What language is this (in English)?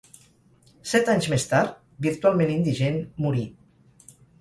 Catalan